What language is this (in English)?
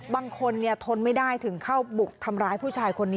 Thai